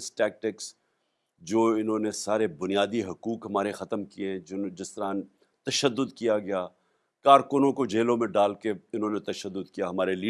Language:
Urdu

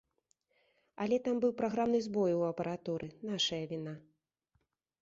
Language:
Belarusian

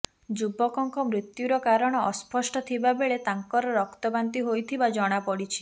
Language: Odia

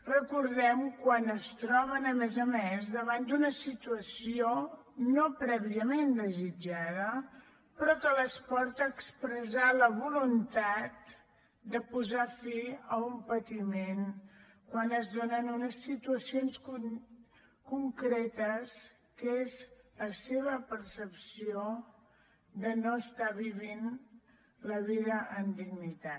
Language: Catalan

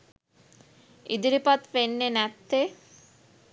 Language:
Sinhala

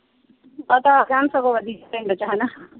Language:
Punjabi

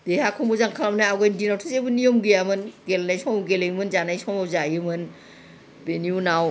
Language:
Bodo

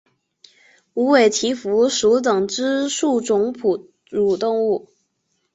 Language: Chinese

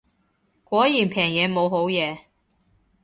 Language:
Cantonese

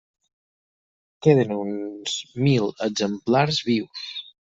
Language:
Catalan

